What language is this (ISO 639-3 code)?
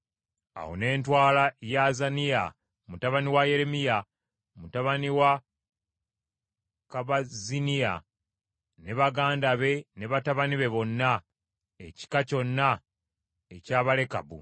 lug